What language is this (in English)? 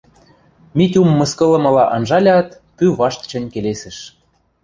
Western Mari